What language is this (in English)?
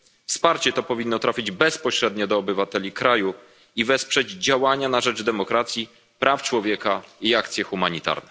Polish